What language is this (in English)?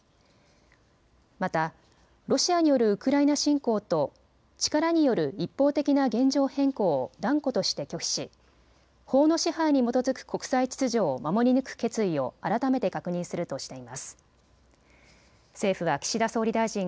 Japanese